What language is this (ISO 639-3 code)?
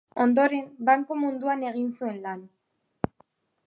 eus